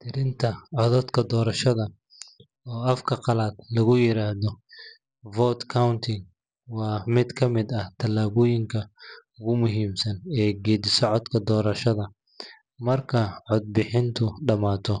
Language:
Somali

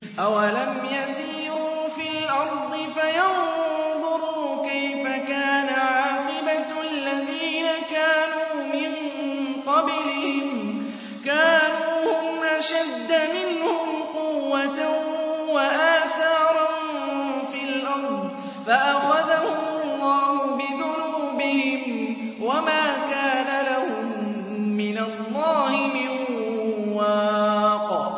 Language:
Arabic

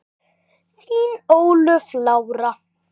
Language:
Icelandic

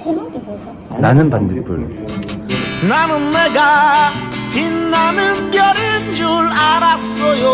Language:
Korean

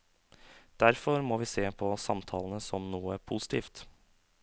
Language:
Norwegian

